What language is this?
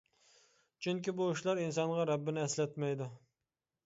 Uyghur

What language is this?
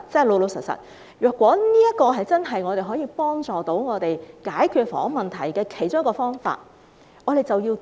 Cantonese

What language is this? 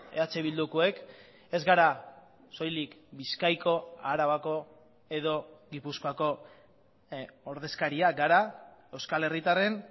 Basque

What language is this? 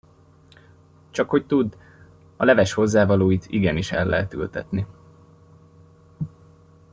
Hungarian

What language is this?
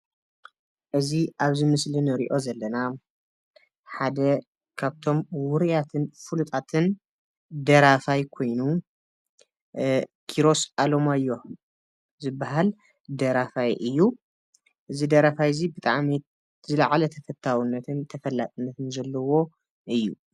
Tigrinya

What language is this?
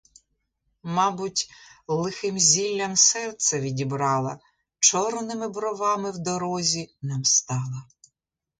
Ukrainian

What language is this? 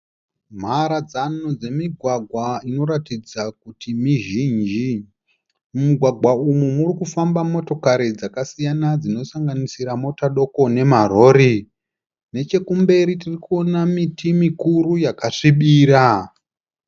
Shona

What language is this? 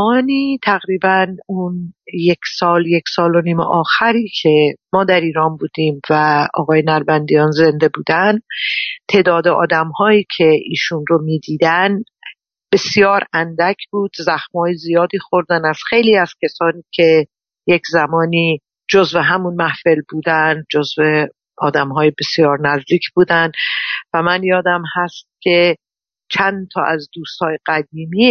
Persian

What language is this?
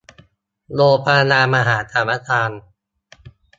Thai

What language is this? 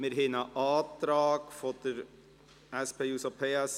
Swiss German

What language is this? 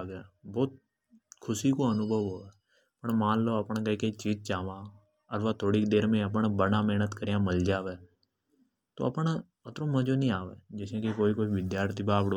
Hadothi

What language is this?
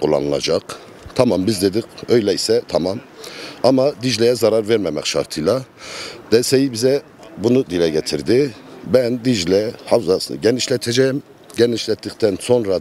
Turkish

